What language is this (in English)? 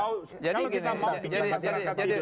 Indonesian